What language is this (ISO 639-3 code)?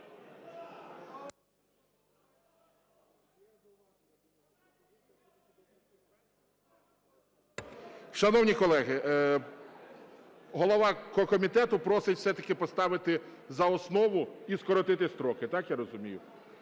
ukr